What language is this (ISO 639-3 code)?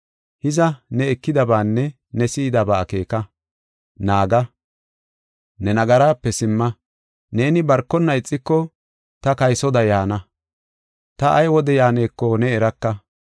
gof